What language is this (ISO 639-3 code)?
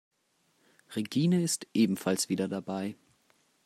deu